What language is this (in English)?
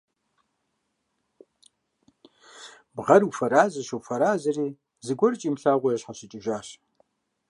Kabardian